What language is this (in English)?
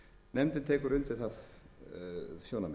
Icelandic